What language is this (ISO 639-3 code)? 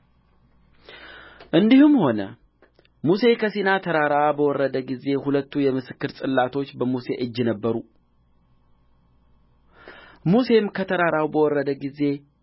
amh